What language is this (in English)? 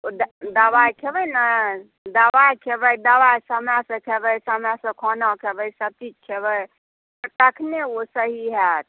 Maithili